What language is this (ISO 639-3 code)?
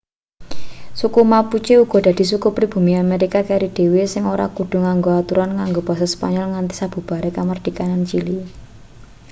jav